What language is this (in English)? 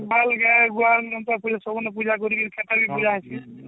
Odia